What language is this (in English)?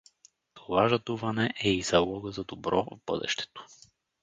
Bulgarian